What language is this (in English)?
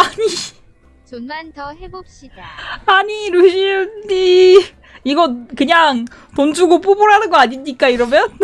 Korean